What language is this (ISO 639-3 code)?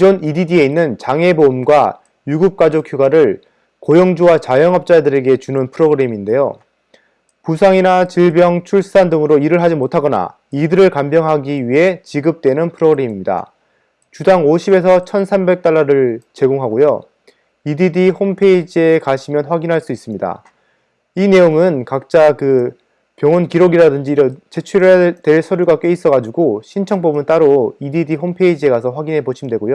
kor